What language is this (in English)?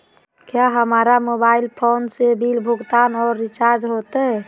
Magahi